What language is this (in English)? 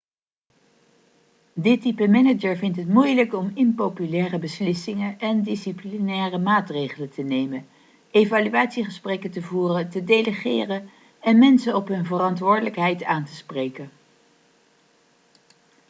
Dutch